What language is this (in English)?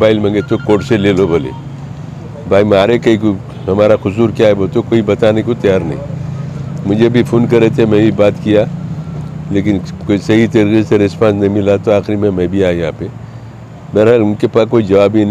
Hindi